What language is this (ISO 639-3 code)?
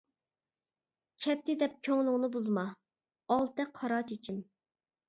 uig